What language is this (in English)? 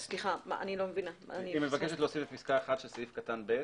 Hebrew